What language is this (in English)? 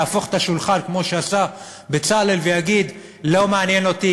Hebrew